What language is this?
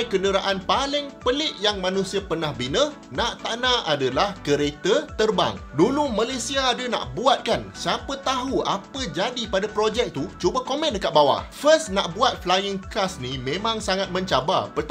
Malay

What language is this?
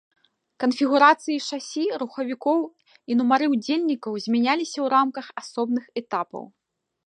Belarusian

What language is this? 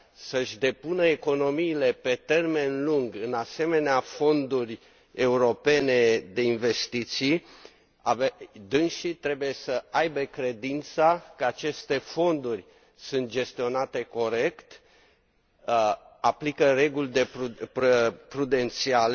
Romanian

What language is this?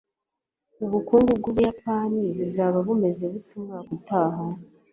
Kinyarwanda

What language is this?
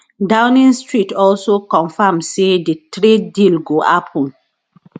Nigerian Pidgin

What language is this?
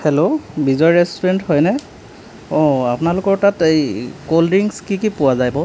Assamese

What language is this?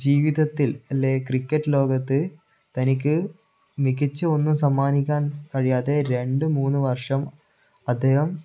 Malayalam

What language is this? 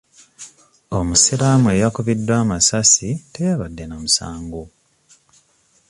Ganda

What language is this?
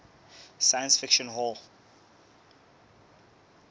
Southern Sotho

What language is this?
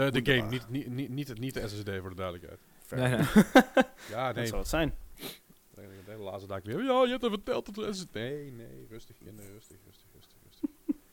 Dutch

